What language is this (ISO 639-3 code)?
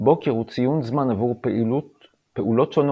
heb